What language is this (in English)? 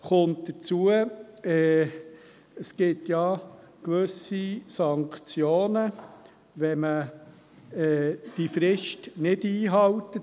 Swiss German